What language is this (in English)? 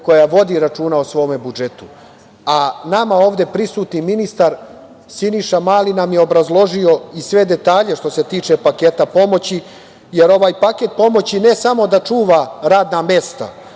Serbian